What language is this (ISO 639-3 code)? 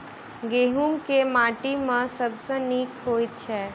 mai